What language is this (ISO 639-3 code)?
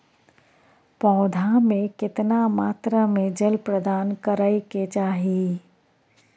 mai